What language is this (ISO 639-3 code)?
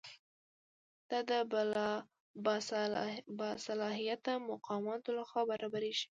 pus